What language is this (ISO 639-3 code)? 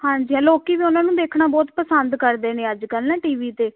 pan